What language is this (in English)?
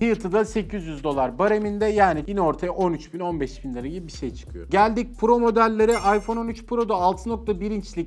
Turkish